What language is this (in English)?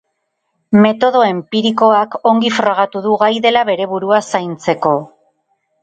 Basque